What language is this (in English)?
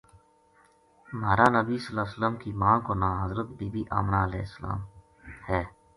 Gujari